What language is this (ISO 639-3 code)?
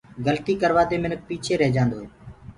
ggg